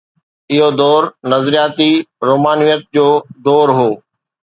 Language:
Sindhi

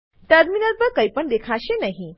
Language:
Gujarati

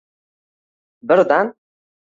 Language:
Uzbek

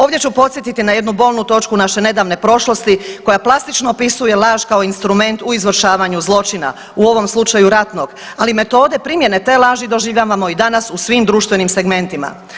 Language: Croatian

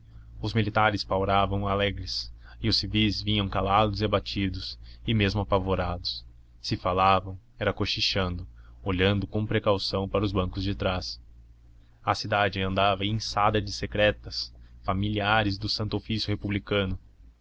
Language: Portuguese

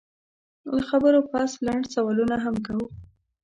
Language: Pashto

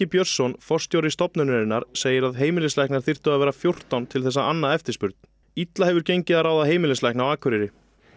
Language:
Icelandic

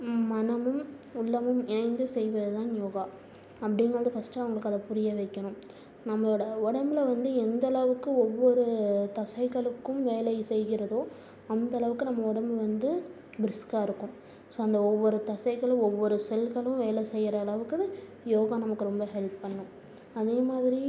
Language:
Tamil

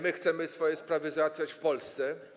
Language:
Polish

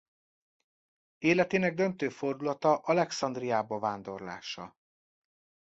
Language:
Hungarian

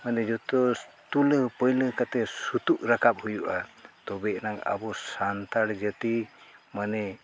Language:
Santali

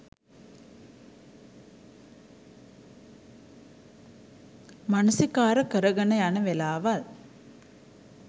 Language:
Sinhala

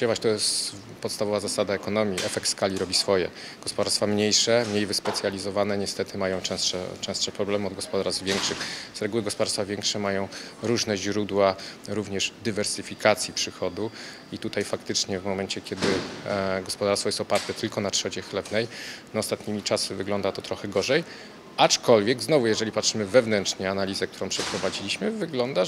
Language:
Polish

